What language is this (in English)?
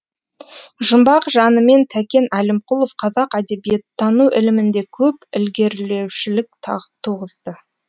Kazakh